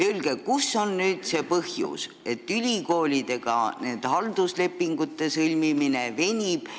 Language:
Estonian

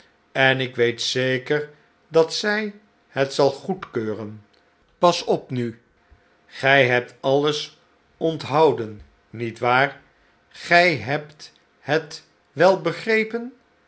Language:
Dutch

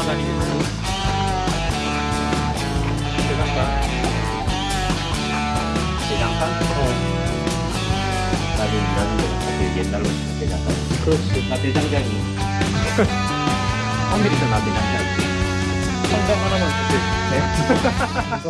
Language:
Korean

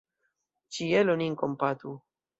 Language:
Esperanto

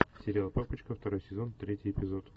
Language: Russian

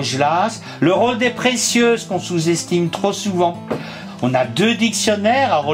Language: French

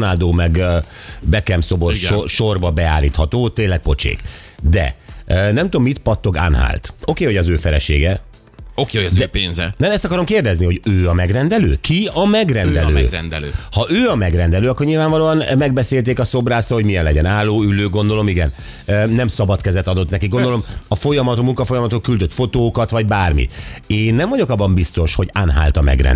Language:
Hungarian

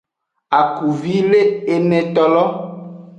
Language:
Aja (Benin)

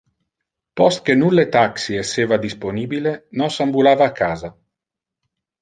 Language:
Interlingua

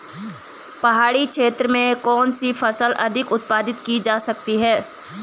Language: Hindi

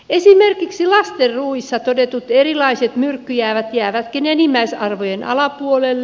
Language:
Finnish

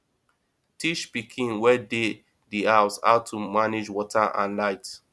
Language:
Nigerian Pidgin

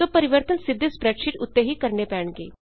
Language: Punjabi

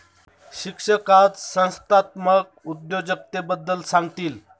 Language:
Marathi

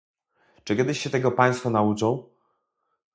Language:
Polish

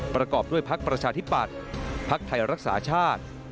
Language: Thai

